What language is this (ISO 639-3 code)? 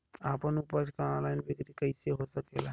bho